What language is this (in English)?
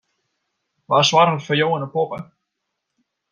Western Frisian